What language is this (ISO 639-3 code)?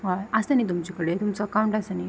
kok